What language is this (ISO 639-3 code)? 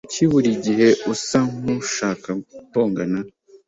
kin